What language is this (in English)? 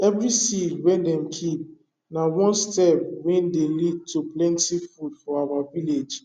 Nigerian Pidgin